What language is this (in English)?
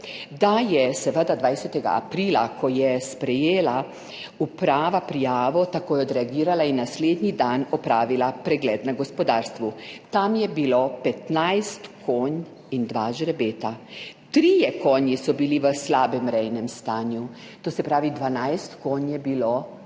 Slovenian